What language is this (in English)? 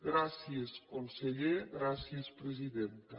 Catalan